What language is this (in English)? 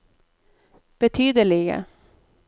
Norwegian